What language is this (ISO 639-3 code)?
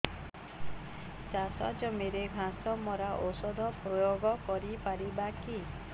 ori